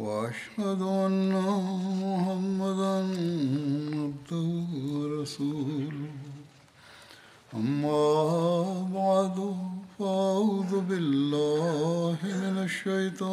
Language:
Bulgarian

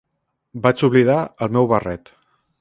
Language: Catalan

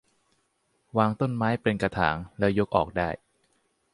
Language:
Thai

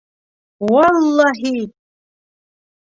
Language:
Bashkir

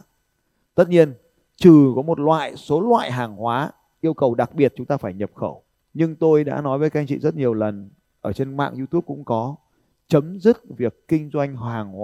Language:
Vietnamese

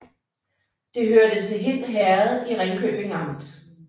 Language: Danish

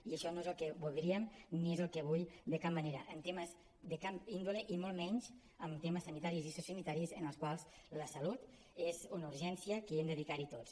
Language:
Catalan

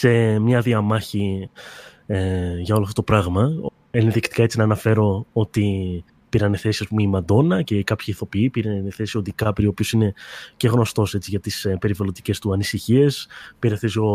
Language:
Greek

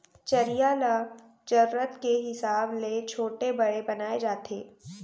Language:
Chhattisgarhi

